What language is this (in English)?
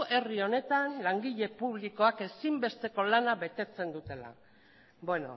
Basque